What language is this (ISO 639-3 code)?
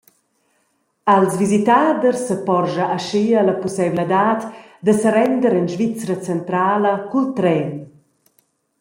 roh